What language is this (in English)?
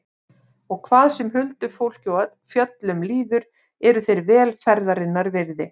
Icelandic